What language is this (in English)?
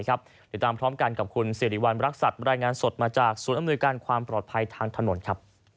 Thai